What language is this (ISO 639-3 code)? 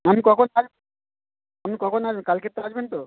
ben